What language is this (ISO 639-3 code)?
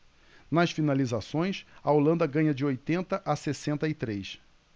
por